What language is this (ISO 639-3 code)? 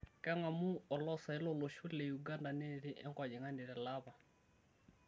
mas